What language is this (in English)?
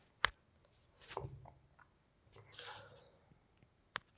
Kannada